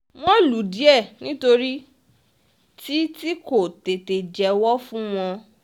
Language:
Yoruba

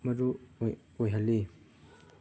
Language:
Manipuri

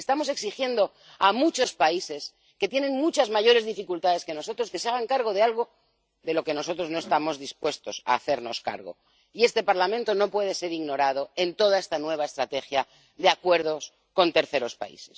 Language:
Spanish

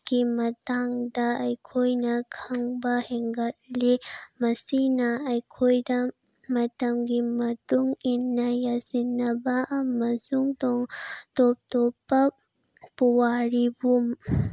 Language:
Manipuri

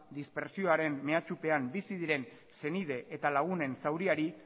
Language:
Basque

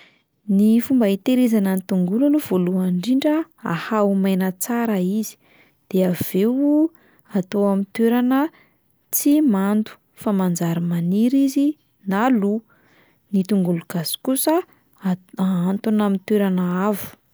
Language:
Malagasy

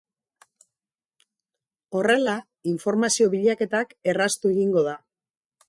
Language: Basque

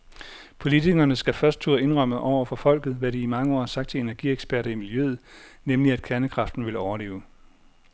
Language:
Danish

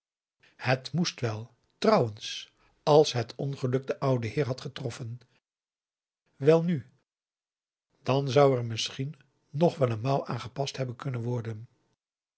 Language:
Dutch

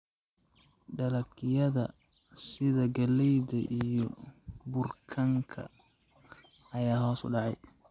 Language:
Somali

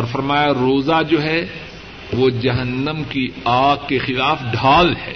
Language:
Urdu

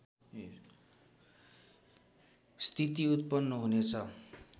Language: Nepali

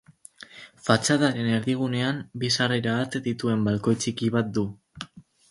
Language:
Basque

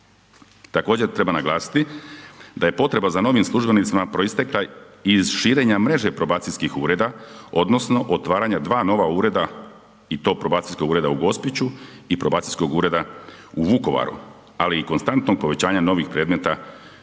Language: Croatian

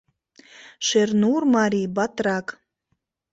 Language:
Mari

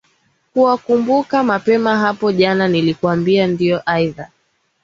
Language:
Swahili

